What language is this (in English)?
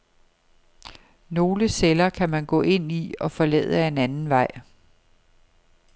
Danish